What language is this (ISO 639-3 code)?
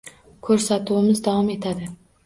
uzb